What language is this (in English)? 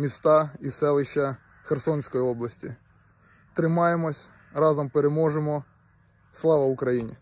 Russian